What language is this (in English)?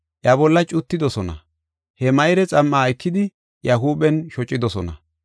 Gofa